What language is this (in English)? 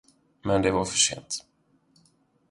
Swedish